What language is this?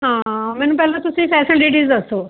Punjabi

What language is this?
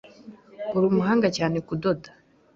Kinyarwanda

